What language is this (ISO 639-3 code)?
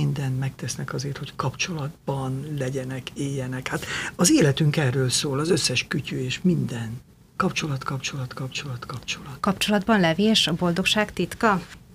hun